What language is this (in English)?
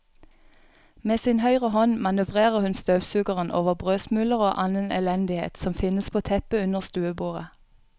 Norwegian